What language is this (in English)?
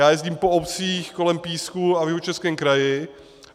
Czech